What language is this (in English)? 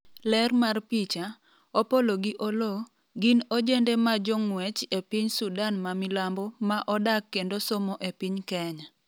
Luo (Kenya and Tanzania)